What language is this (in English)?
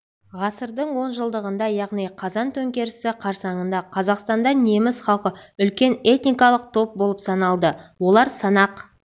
Kazakh